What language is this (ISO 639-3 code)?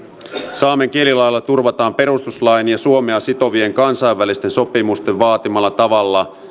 fin